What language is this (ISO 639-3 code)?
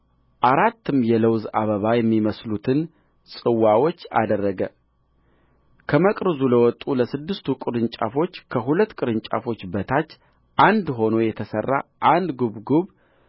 amh